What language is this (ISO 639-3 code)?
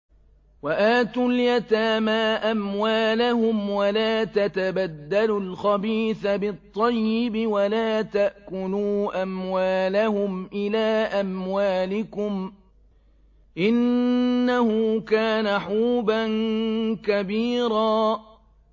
ara